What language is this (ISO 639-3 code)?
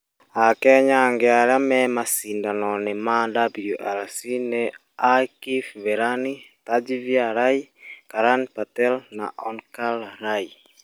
kik